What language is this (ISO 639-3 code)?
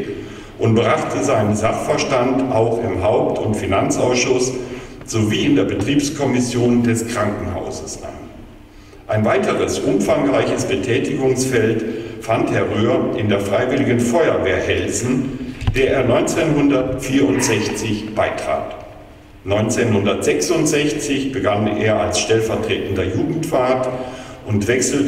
deu